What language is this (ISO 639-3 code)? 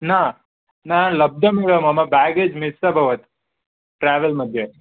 san